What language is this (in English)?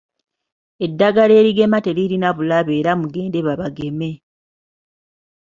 Ganda